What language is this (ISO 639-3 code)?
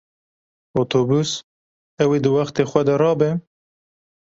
kur